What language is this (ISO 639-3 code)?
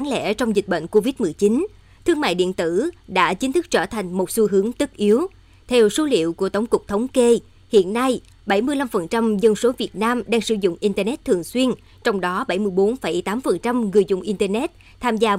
vie